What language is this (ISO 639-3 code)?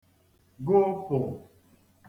ibo